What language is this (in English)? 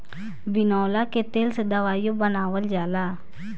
Bhojpuri